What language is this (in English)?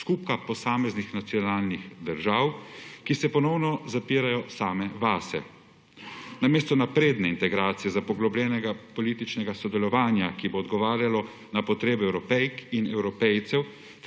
Slovenian